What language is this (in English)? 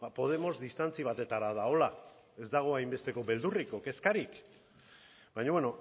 Basque